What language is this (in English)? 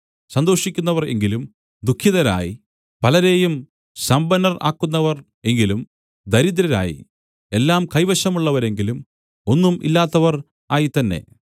Malayalam